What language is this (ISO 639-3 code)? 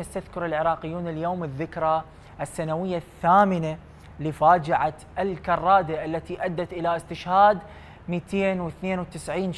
ara